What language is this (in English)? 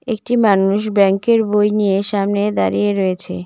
Bangla